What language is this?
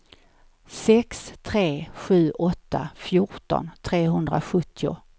Swedish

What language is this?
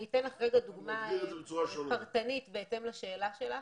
Hebrew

